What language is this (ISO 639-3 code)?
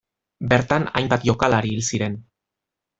eus